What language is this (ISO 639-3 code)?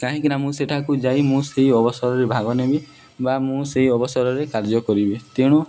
ori